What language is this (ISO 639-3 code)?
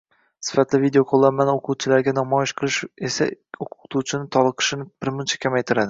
uzb